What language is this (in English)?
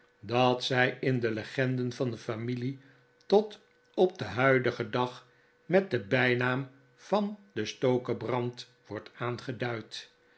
Dutch